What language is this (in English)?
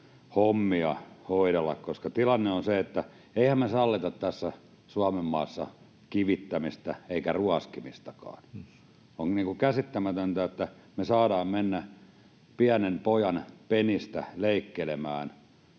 Finnish